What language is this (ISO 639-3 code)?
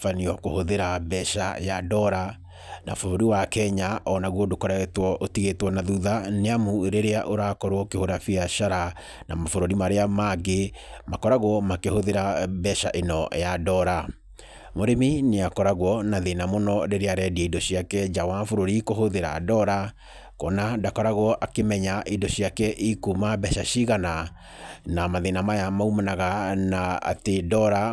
kik